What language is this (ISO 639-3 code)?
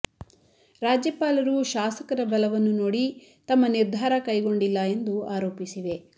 kan